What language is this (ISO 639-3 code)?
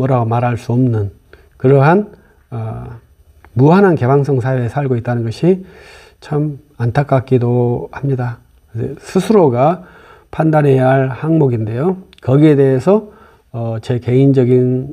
kor